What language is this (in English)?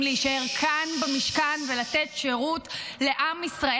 Hebrew